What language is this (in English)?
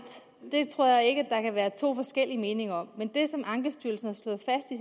Danish